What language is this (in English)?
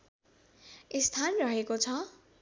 Nepali